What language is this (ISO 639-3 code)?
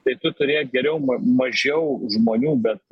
lit